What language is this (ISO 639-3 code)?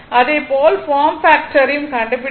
tam